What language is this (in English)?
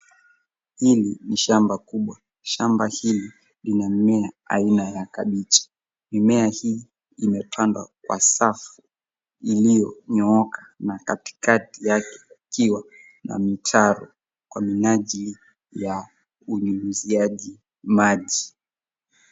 Swahili